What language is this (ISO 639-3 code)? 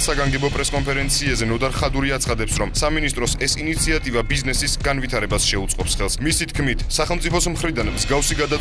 kat